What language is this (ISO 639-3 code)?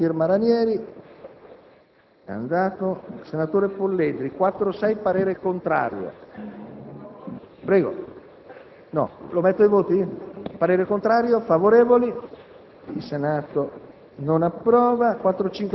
ita